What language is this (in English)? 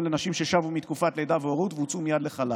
Hebrew